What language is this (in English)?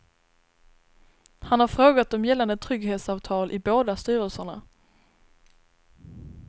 Swedish